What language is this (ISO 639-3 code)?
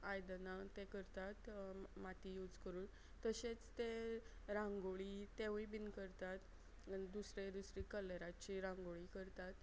kok